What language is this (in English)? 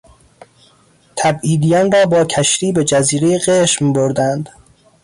Persian